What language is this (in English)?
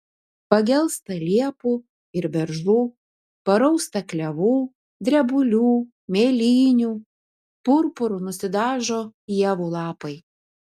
Lithuanian